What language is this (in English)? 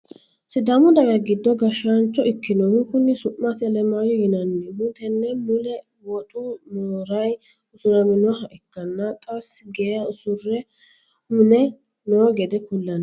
Sidamo